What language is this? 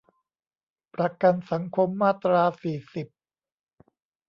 Thai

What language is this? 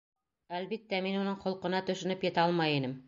Bashkir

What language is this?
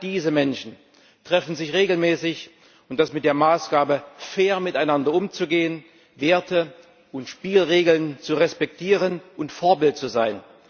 German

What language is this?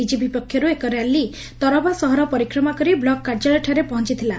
Odia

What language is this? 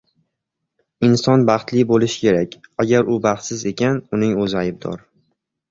Uzbek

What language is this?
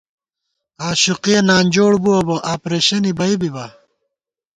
Gawar-Bati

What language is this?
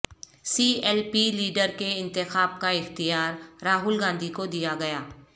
Urdu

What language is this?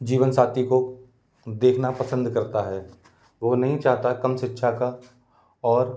Hindi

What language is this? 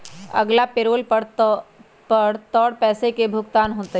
Magahi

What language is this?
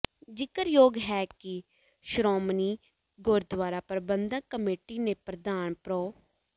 Punjabi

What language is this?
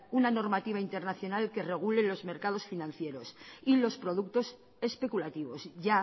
Spanish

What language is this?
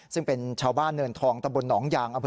Thai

